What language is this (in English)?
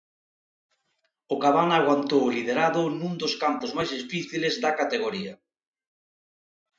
Galician